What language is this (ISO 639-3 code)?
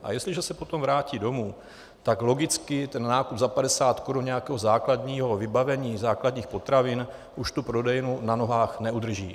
ces